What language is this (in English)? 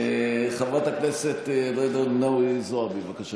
Hebrew